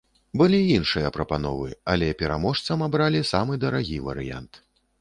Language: Belarusian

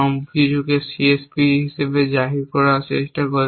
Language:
Bangla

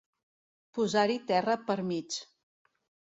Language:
Catalan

